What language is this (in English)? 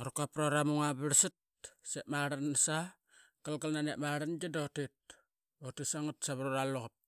Qaqet